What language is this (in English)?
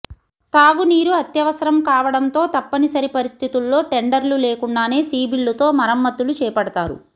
Telugu